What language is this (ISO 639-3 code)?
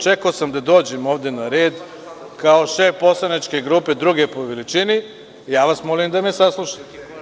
srp